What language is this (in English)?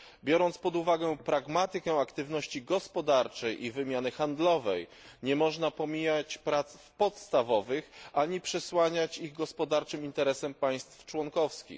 Polish